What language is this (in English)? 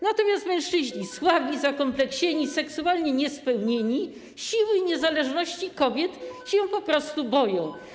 Polish